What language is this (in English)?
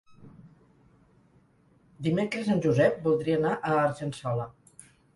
Catalan